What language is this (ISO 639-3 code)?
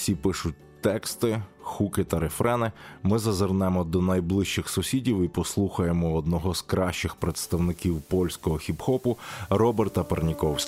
ukr